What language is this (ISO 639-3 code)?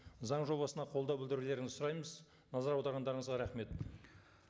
kaz